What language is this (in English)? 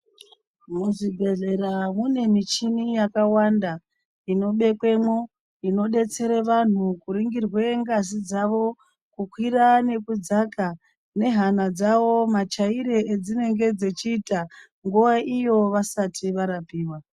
Ndau